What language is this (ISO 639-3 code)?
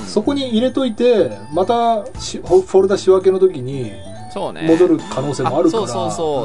jpn